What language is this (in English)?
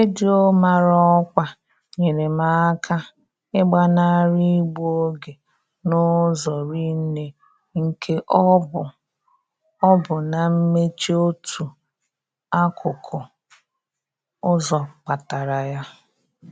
Igbo